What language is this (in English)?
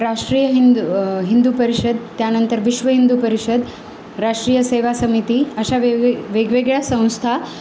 Marathi